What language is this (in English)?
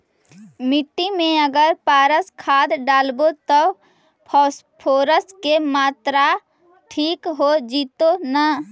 Magahi